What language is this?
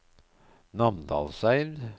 Norwegian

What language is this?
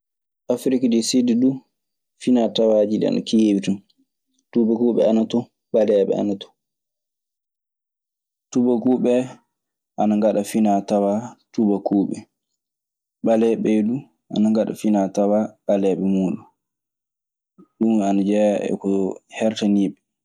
Maasina Fulfulde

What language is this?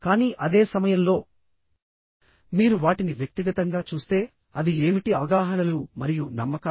Telugu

